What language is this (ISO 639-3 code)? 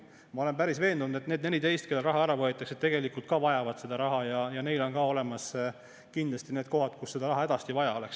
est